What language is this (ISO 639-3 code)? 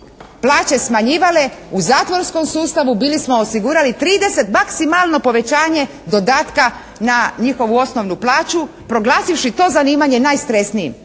hrv